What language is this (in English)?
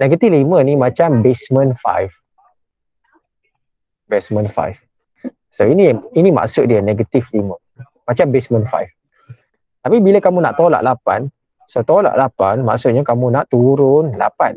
Malay